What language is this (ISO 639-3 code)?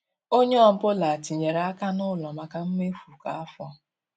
ibo